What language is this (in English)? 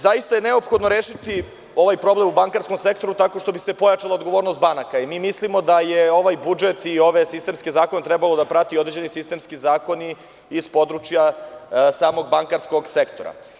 Serbian